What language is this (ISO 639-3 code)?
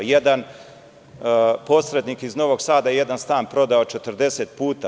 srp